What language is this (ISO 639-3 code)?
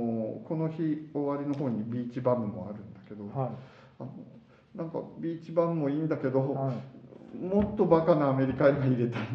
jpn